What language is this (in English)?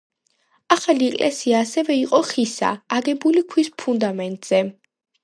Georgian